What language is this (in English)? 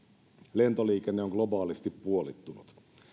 Finnish